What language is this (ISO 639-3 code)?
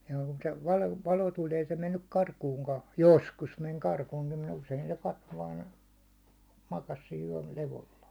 fin